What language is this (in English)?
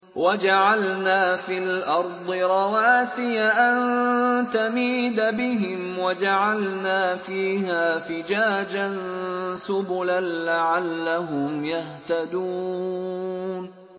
Arabic